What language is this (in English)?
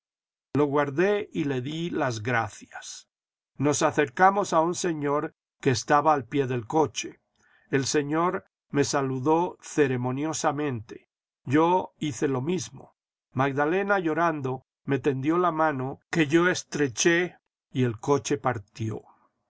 Spanish